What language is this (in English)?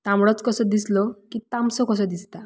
Konkani